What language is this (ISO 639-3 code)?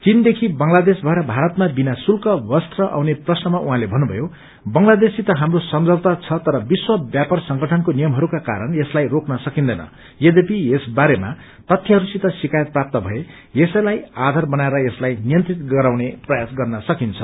nep